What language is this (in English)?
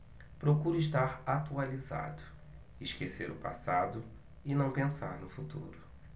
Portuguese